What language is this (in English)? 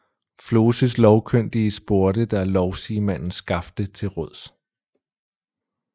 Danish